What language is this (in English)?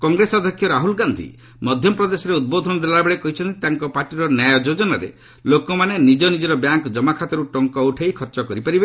Odia